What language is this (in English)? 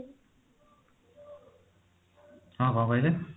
Odia